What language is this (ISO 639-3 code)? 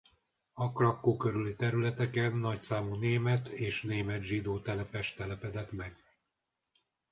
hun